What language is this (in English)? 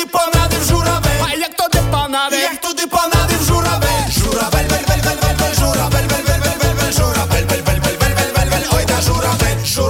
Ukrainian